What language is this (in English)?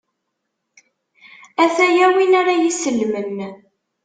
Kabyle